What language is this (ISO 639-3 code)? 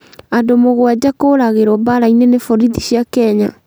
kik